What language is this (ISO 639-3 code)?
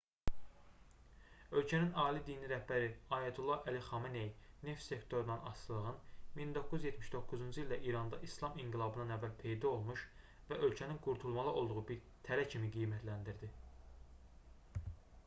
aze